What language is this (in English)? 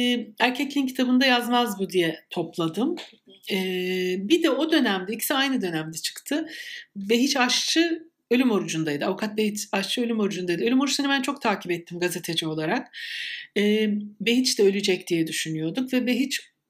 Turkish